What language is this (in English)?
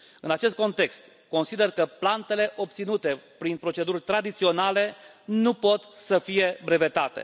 Romanian